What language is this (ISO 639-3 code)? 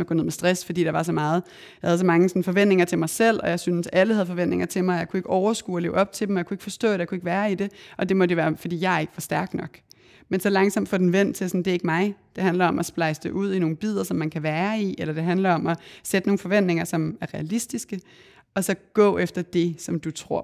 dan